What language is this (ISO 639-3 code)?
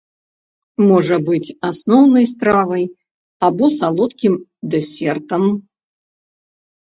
bel